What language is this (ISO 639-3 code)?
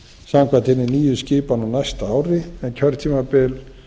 isl